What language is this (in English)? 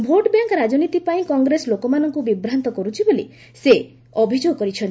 Odia